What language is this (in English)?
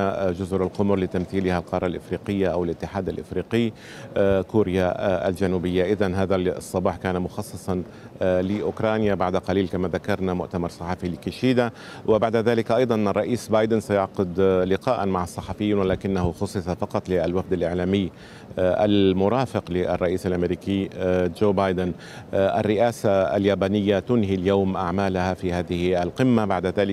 Arabic